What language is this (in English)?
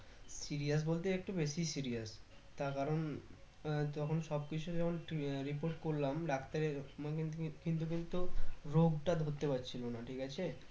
Bangla